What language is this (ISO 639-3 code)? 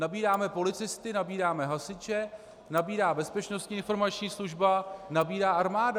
ces